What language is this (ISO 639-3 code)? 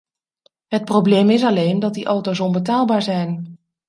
nld